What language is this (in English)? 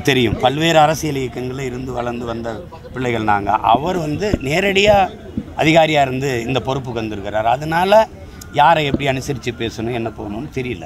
Romanian